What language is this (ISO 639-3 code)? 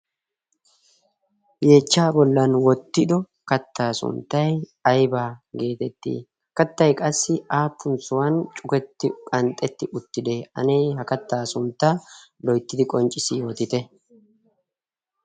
wal